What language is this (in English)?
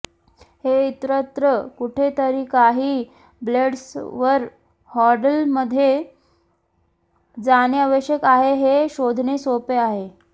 Marathi